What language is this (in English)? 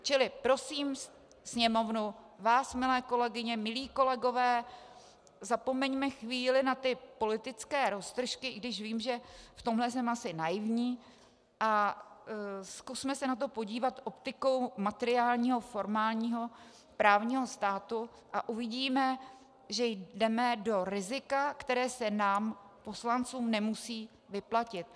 Czech